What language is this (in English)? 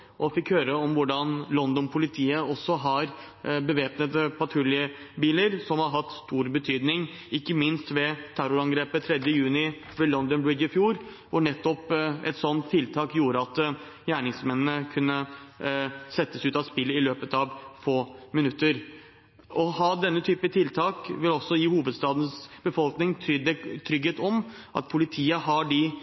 Norwegian Bokmål